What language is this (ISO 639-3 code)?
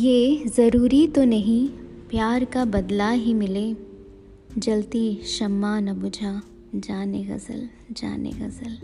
hin